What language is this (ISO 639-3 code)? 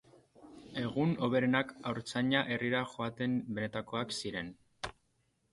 eus